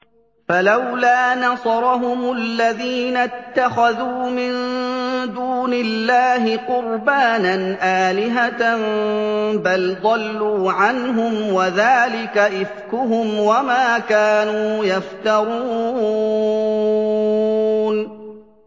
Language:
Arabic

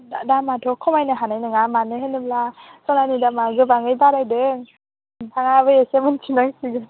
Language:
Bodo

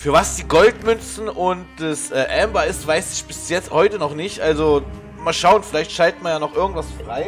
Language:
German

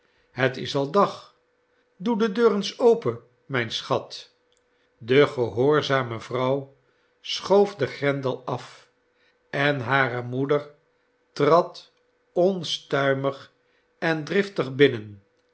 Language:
Dutch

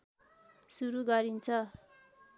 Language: Nepali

